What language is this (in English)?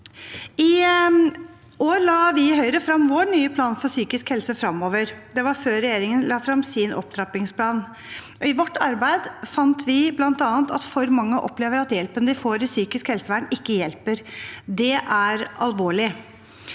Norwegian